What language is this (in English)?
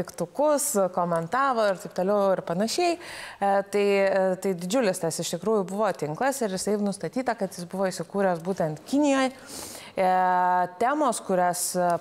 Lithuanian